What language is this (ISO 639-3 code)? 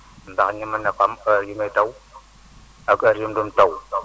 wol